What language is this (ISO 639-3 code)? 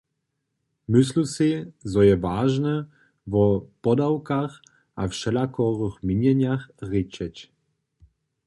hsb